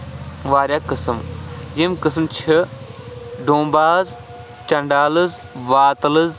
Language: Kashmiri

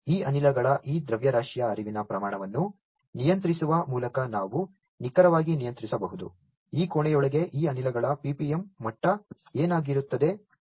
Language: Kannada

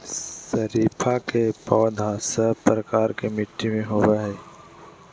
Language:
Magahi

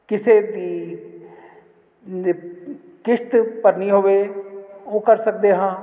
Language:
Punjabi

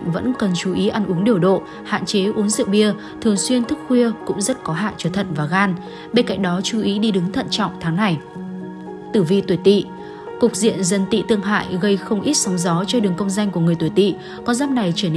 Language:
Vietnamese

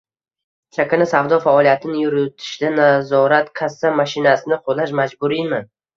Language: Uzbek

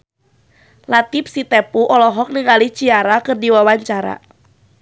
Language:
Sundanese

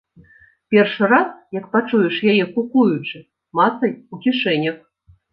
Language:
Belarusian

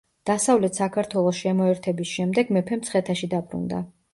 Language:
Georgian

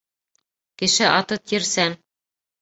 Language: Bashkir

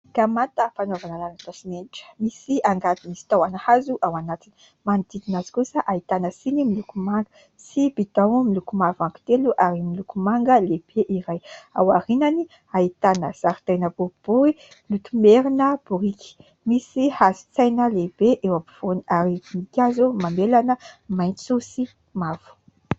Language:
Malagasy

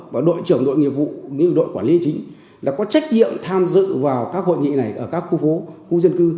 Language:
Vietnamese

